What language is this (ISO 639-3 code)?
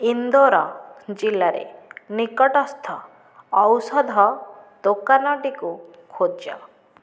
ori